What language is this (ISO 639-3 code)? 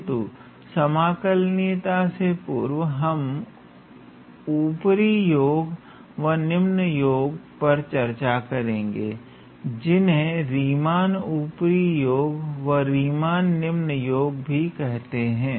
hin